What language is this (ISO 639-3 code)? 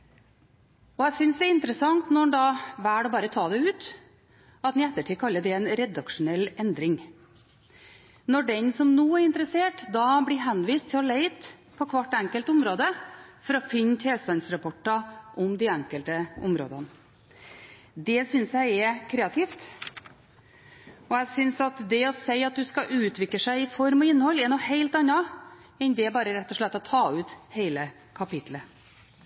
nob